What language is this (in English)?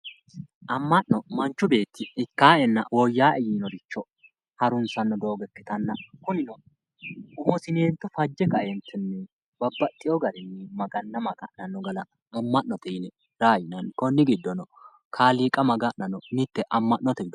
Sidamo